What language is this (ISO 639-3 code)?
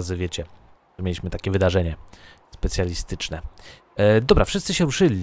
pol